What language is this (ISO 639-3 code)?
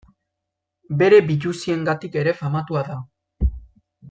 eus